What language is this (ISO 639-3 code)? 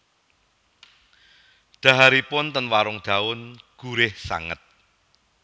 jav